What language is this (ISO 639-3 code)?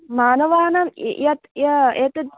san